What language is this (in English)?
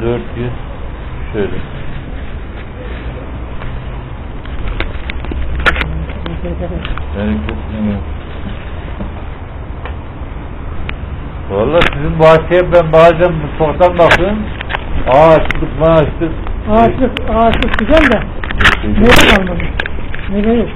Turkish